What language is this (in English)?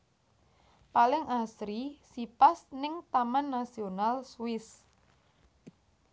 Javanese